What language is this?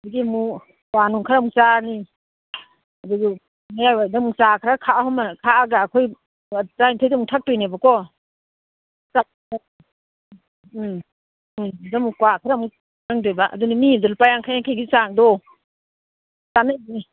Manipuri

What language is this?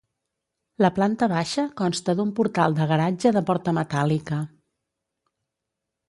Catalan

